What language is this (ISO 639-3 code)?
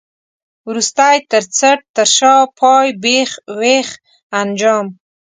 pus